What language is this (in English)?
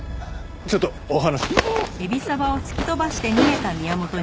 Japanese